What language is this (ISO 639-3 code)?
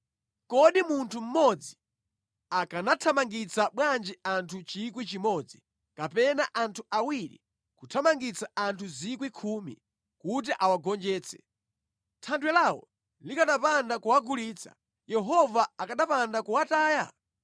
nya